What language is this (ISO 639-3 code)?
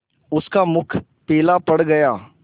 hin